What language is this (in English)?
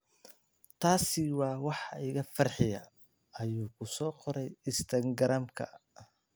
Somali